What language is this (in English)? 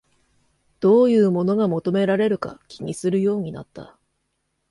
Japanese